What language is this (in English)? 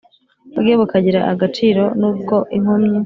Kinyarwanda